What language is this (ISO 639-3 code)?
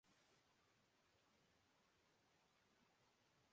urd